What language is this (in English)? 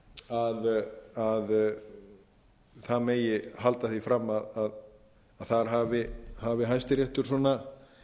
Icelandic